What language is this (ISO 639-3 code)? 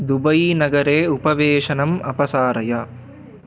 san